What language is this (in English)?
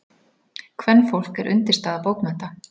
Icelandic